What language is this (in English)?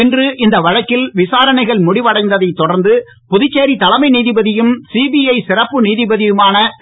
Tamil